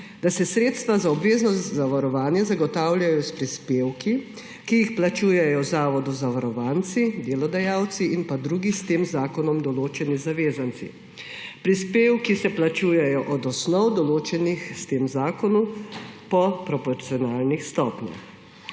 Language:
Slovenian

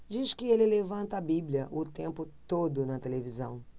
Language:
Portuguese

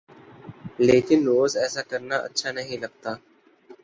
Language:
Urdu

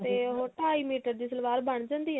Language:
Punjabi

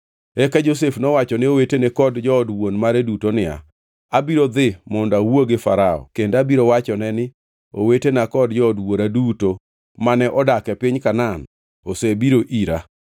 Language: Luo (Kenya and Tanzania)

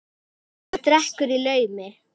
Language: Icelandic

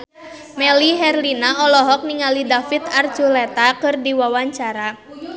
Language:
Sundanese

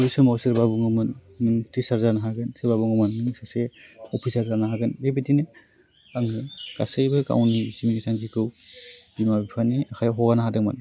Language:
Bodo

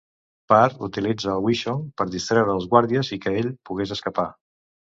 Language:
Catalan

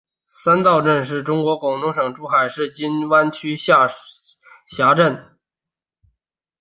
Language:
Chinese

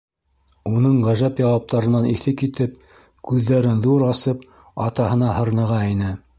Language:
Bashkir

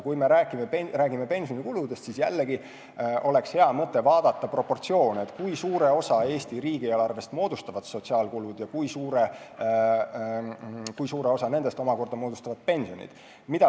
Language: Estonian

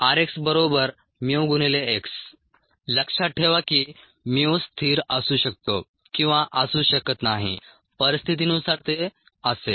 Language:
Marathi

